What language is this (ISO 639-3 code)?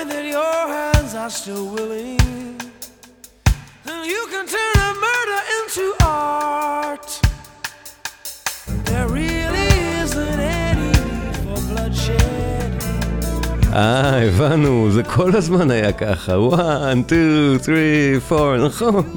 heb